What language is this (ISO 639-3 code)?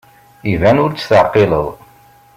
kab